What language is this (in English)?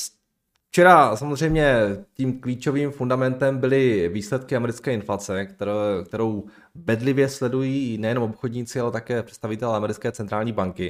Czech